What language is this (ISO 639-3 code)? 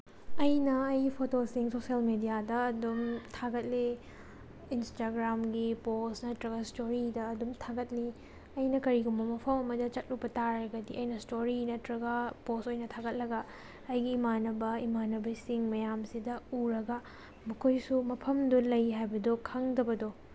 mni